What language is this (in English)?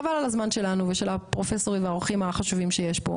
Hebrew